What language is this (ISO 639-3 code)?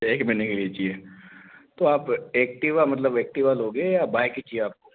hin